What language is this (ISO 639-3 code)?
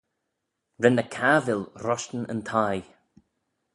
glv